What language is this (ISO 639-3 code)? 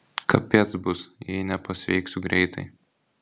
lit